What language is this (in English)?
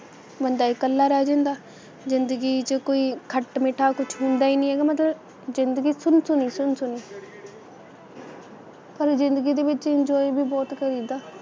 Punjabi